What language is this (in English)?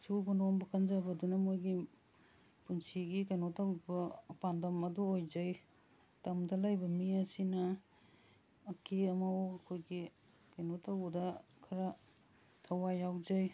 Manipuri